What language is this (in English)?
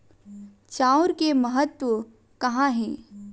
Chhattisgarhi